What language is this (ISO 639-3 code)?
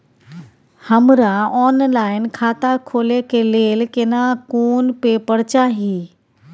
mai